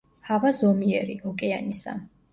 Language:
Georgian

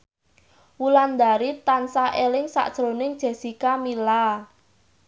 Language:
Javanese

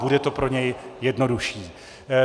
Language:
Czech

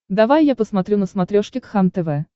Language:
Russian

